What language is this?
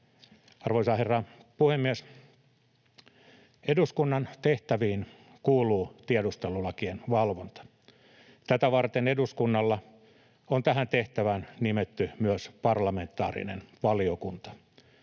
Finnish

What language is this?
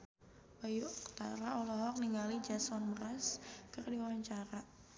Sundanese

